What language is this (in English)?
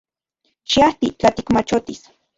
Central Puebla Nahuatl